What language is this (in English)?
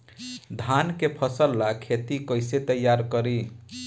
Bhojpuri